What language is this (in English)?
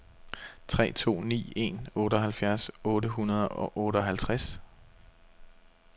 Danish